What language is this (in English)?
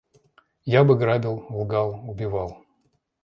Russian